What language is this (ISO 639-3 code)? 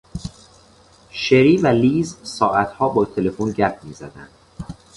fas